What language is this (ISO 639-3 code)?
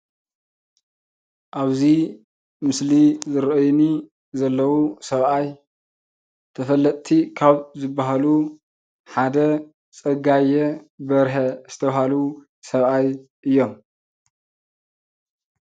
tir